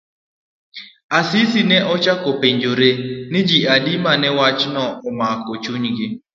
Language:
Luo (Kenya and Tanzania)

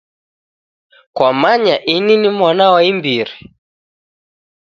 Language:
Taita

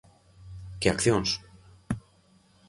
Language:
Galician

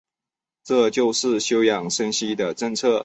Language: Chinese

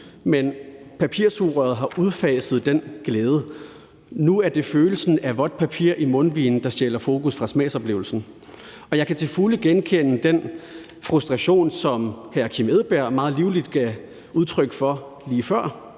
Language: Danish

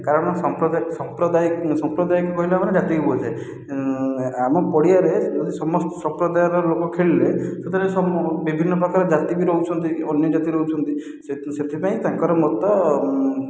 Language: Odia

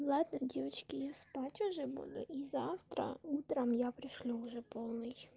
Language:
Russian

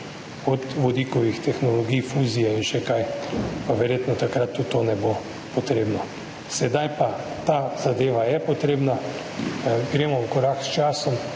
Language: Slovenian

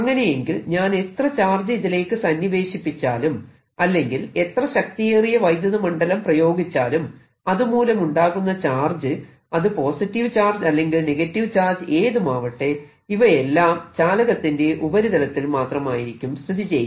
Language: Malayalam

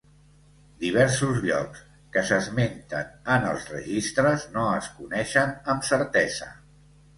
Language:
Catalan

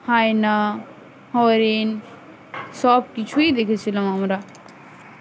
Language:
Bangla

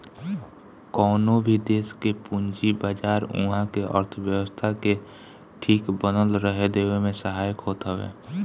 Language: Bhojpuri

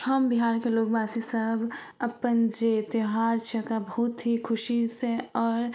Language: Maithili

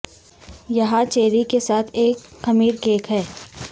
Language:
Urdu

